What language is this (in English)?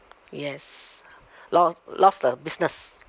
English